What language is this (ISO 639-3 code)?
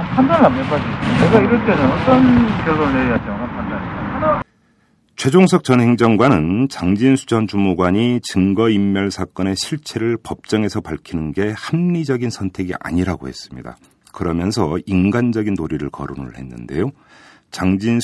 kor